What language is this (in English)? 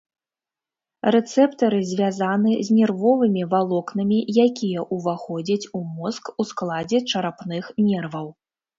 Belarusian